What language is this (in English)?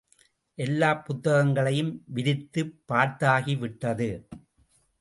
Tamil